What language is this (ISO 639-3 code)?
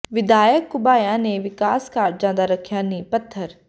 pan